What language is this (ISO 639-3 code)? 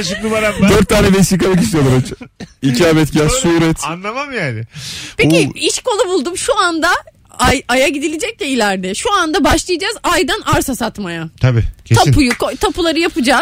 tur